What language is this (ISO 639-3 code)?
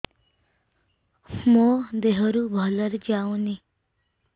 ori